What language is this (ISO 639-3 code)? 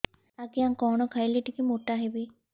ori